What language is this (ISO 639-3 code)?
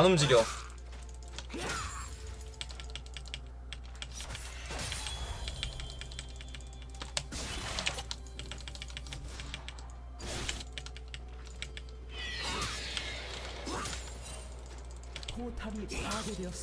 kor